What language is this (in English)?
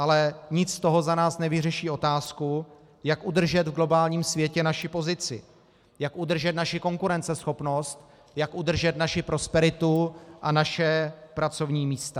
Czech